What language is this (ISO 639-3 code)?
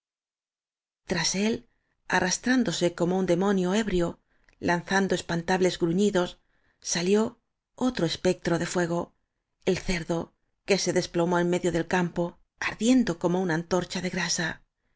spa